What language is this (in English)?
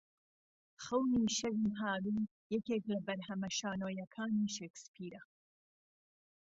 Central Kurdish